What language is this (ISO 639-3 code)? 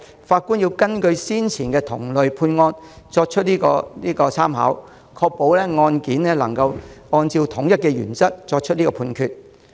yue